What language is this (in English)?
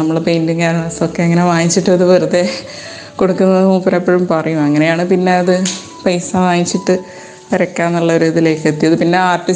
Malayalam